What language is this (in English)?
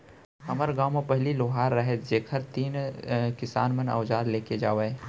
Chhattisgarhi